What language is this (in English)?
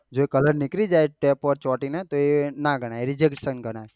Gujarati